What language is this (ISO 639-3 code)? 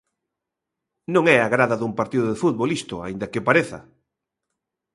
glg